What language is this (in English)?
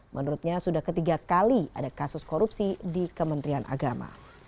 Indonesian